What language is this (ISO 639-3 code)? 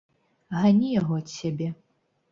bel